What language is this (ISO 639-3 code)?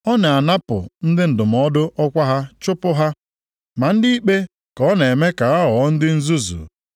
ibo